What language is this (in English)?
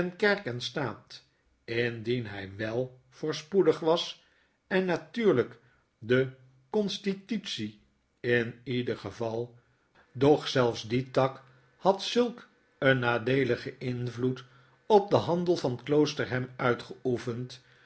Dutch